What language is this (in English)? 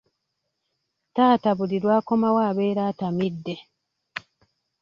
Ganda